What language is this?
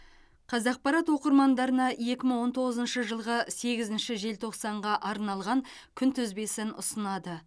Kazakh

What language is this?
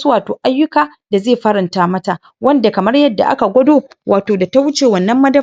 Hausa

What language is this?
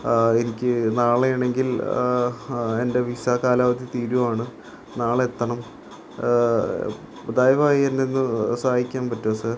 Malayalam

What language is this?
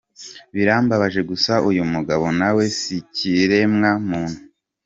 Kinyarwanda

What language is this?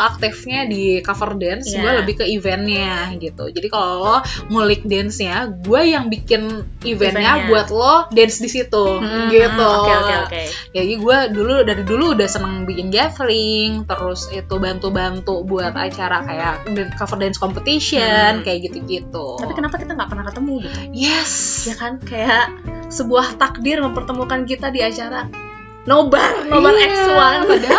Indonesian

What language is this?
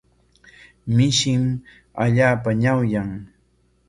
Corongo Ancash Quechua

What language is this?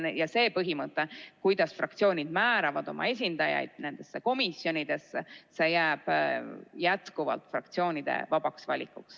Estonian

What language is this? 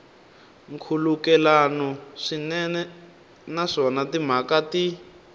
Tsonga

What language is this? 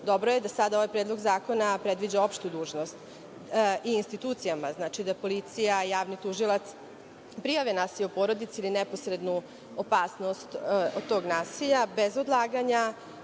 Serbian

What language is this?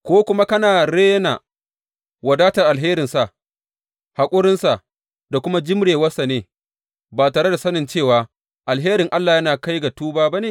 Hausa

